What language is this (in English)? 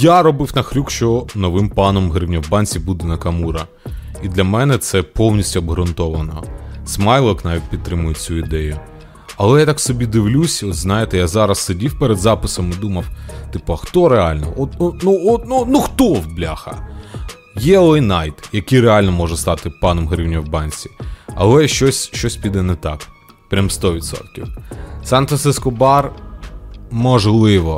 Ukrainian